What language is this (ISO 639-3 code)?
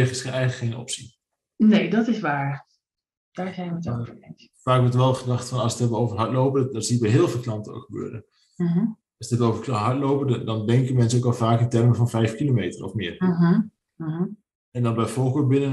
nld